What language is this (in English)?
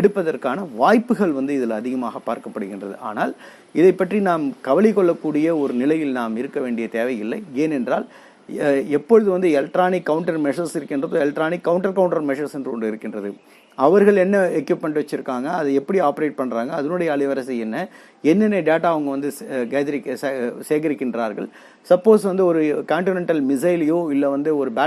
Tamil